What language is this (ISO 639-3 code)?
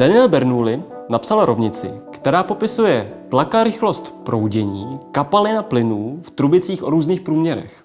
ces